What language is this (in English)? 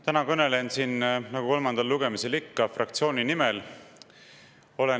Estonian